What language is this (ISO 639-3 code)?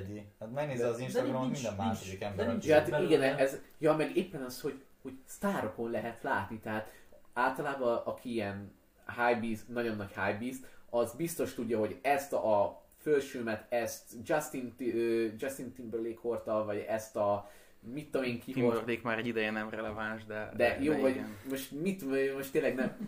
hun